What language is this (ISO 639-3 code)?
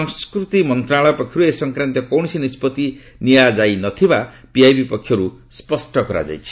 ori